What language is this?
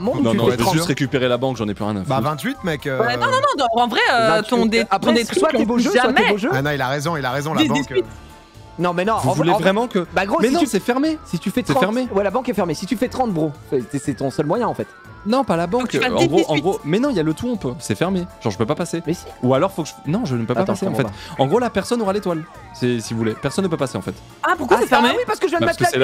French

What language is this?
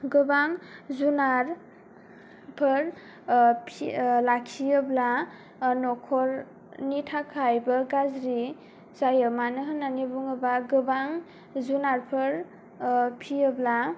Bodo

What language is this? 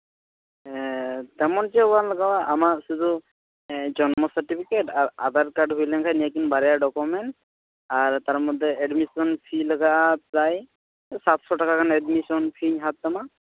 Santali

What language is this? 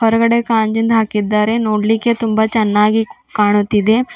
Kannada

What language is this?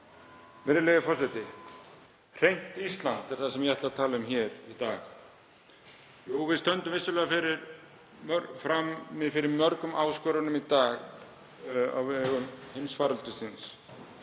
Icelandic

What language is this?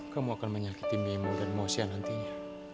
Indonesian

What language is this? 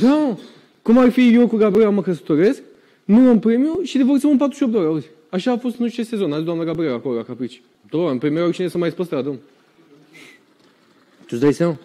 Romanian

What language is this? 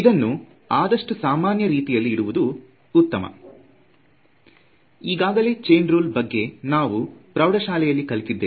Kannada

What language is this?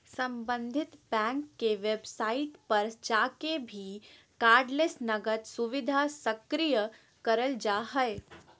Magahi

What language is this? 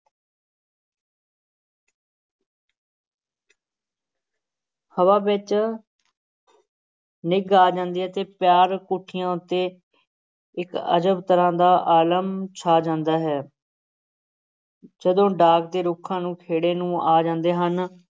Punjabi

